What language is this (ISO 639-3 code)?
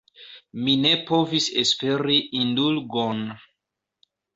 epo